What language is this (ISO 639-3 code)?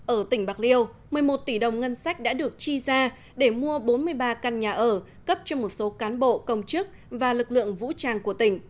vie